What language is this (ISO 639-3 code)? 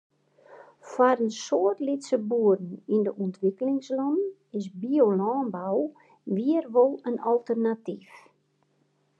fry